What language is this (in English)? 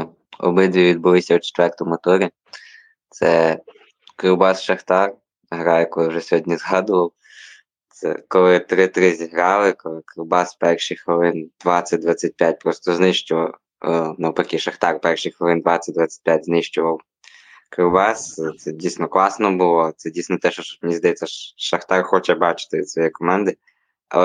Ukrainian